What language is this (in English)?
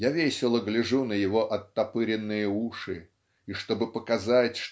Russian